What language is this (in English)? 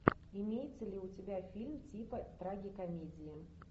Russian